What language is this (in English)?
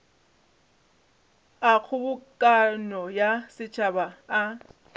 Northern Sotho